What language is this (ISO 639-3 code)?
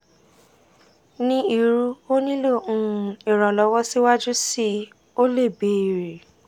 yor